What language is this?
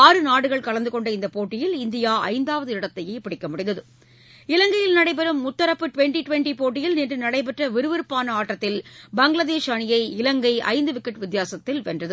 Tamil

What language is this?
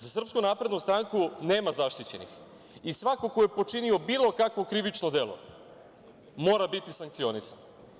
Serbian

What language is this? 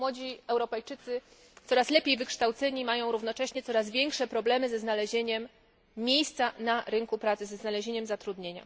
Polish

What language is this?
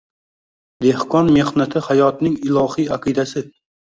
Uzbek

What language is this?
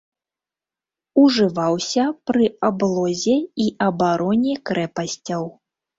Belarusian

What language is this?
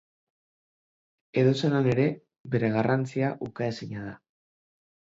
Basque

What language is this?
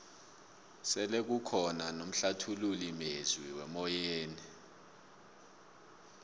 South Ndebele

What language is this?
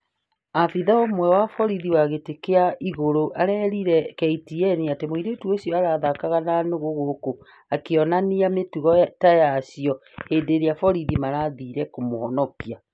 Kikuyu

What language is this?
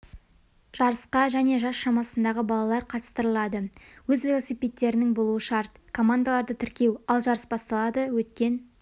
Kazakh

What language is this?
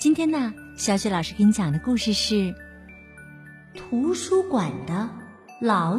Chinese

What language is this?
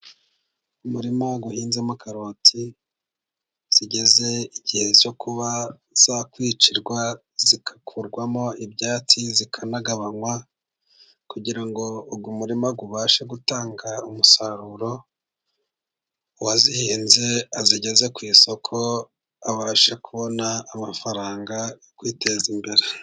Kinyarwanda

